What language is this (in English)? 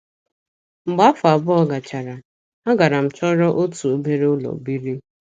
Igbo